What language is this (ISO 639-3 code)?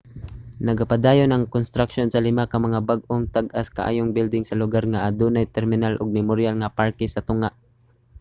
ceb